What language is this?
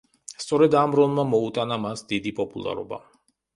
Georgian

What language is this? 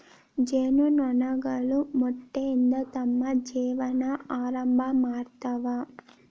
Kannada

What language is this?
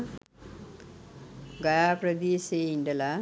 Sinhala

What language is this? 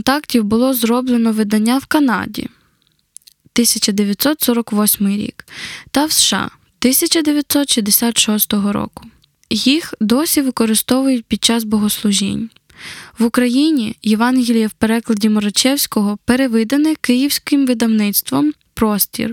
Ukrainian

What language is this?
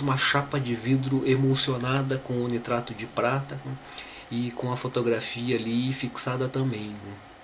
Portuguese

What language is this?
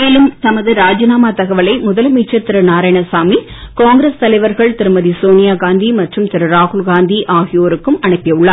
Tamil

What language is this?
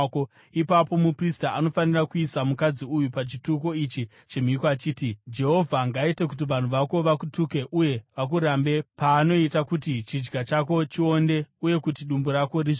Shona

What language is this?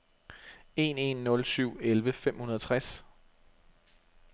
Danish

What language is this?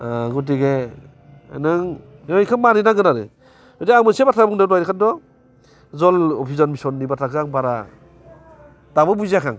Bodo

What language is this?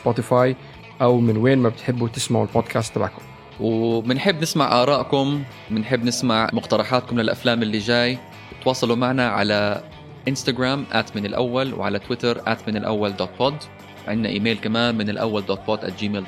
Arabic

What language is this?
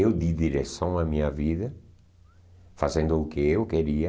Portuguese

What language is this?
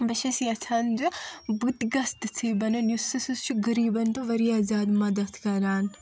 Kashmiri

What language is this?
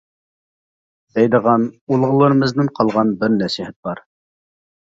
Uyghur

